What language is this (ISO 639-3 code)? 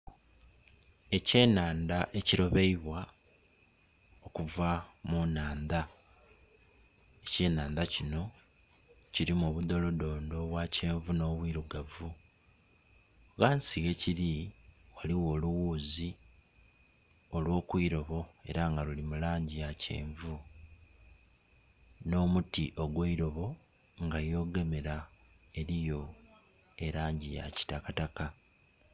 xog